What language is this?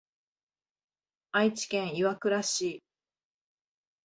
Japanese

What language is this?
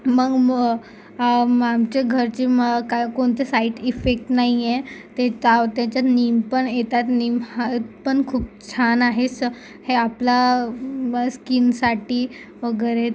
Marathi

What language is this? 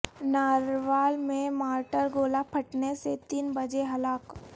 Urdu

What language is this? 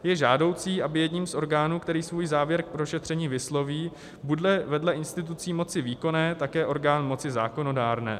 Czech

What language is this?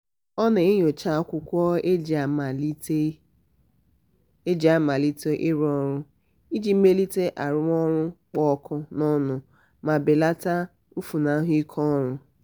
Igbo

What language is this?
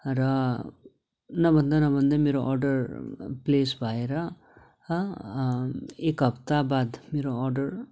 Nepali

